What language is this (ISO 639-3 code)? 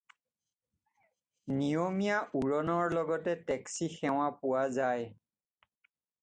asm